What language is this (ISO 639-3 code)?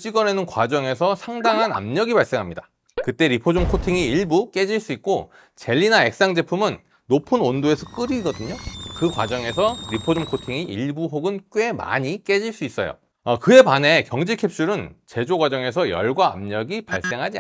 kor